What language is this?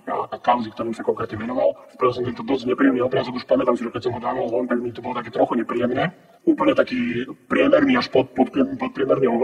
Slovak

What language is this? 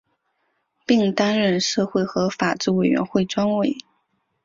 Chinese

